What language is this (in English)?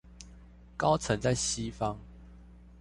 Chinese